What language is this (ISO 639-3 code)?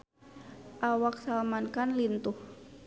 sun